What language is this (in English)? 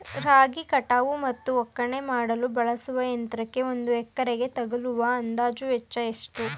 Kannada